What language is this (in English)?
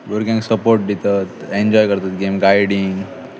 Konkani